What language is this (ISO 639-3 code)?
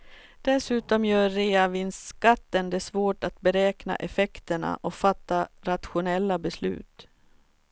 swe